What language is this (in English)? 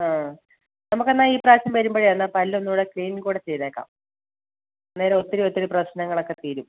Malayalam